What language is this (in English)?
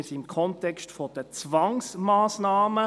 Swiss German